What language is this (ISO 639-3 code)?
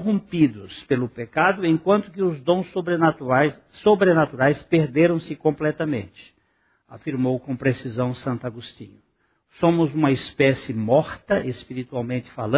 por